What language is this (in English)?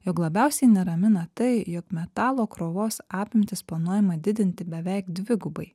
Lithuanian